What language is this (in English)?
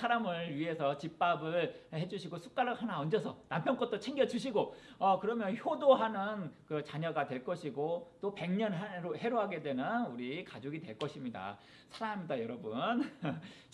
Korean